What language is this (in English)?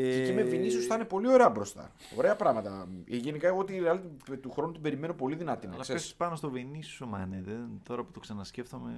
Greek